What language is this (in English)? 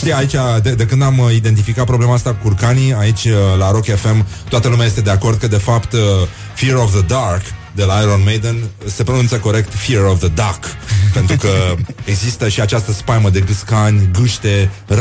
Romanian